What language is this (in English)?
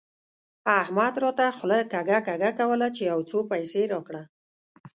Pashto